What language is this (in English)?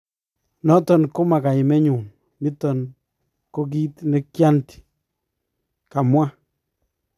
Kalenjin